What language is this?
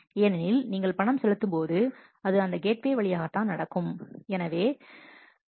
Tamil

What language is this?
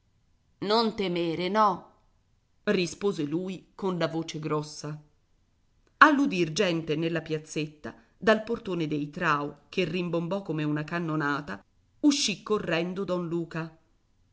Italian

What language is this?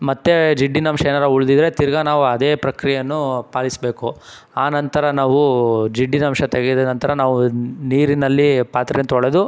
Kannada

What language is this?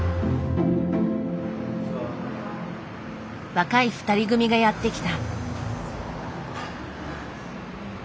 Japanese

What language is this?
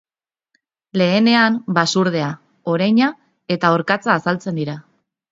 Basque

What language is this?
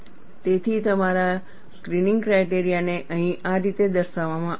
Gujarati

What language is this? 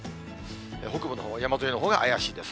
Japanese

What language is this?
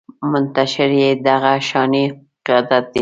Pashto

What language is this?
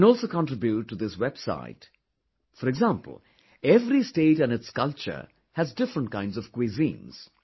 English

